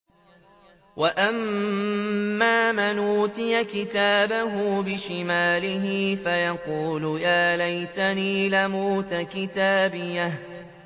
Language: Arabic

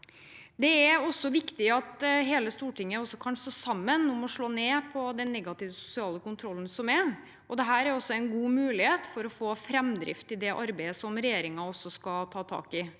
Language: Norwegian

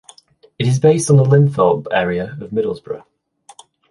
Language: English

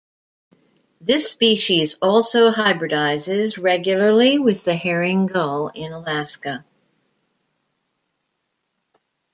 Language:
English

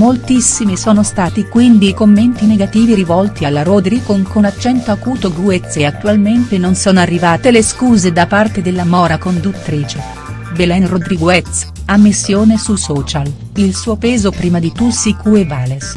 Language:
Italian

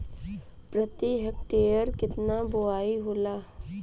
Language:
Bhojpuri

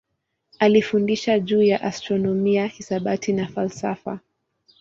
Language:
Swahili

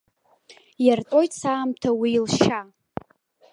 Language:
Abkhazian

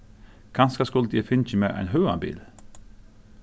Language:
Faroese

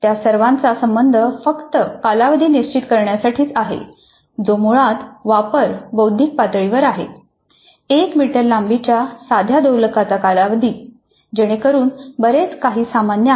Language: Marathi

